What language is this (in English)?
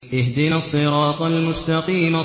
Arabic